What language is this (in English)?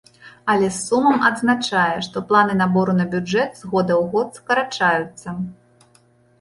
Belarusian